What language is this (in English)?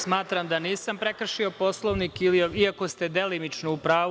Serbian